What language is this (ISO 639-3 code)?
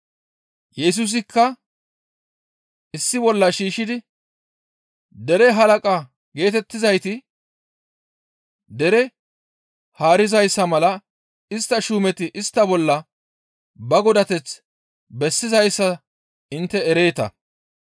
gmv